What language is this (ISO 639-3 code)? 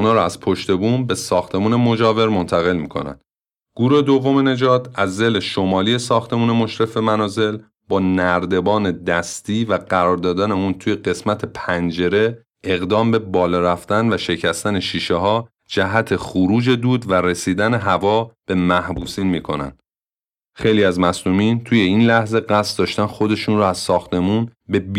fas